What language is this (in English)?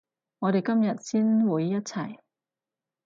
Cantonese